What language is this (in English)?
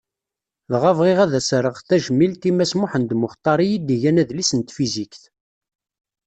Kabyle